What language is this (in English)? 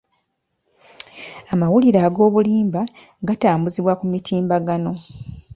Ganda